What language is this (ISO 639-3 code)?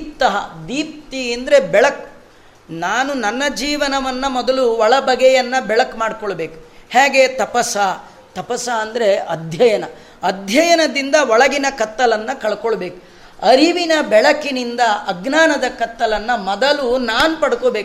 kan